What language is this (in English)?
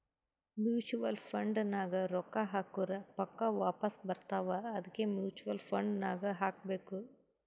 Kannada